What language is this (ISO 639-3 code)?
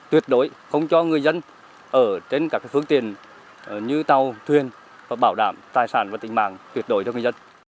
vie